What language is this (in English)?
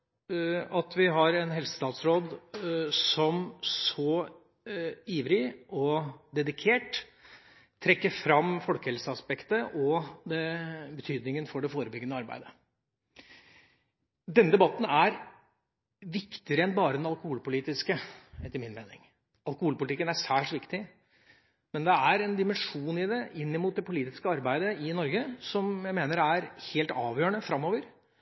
Norwegian Bokmål